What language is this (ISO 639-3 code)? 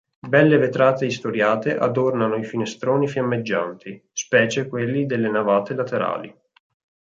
ita